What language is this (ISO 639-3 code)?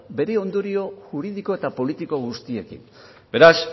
eus